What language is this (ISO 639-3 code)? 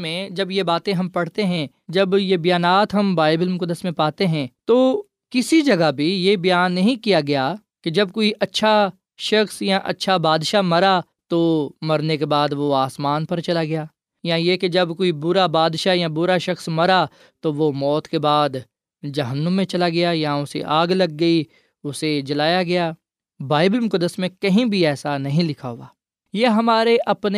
urd